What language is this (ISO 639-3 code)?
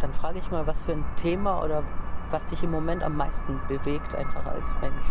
deu